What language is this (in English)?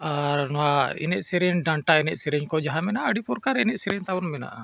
Santali